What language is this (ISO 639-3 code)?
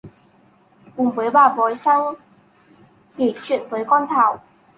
vie